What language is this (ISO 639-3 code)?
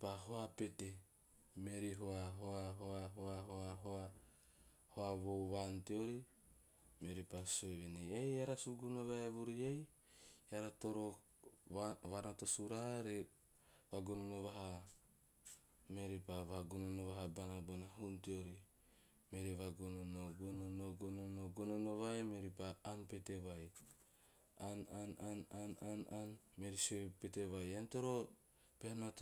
tio